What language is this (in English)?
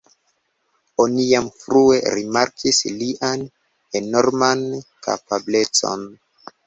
Esperanto